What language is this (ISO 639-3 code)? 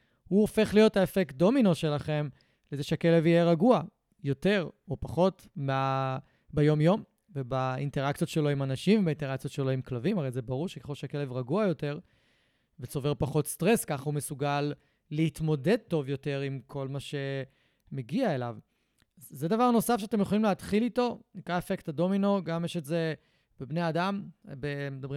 heb